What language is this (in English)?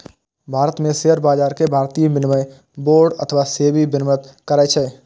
Maithili